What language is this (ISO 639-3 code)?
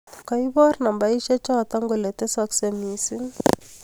kln